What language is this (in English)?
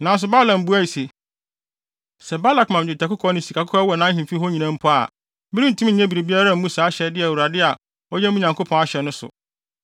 Akan